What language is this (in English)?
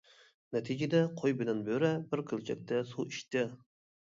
Uyghur